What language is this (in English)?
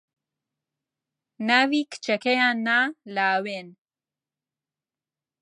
Central Kurdish